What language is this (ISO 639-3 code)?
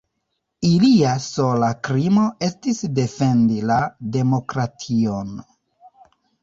epo